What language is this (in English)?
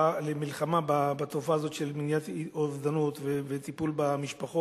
Hebrew